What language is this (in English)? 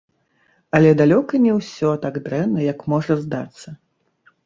Belarusian